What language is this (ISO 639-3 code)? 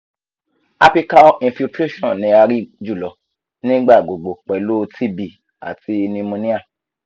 yor